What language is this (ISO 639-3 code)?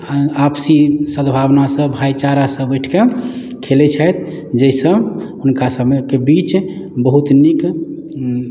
mai